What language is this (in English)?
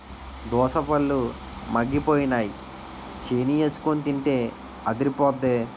Telugu